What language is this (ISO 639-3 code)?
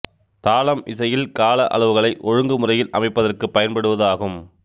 tam